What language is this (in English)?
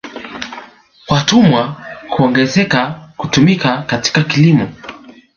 Swahili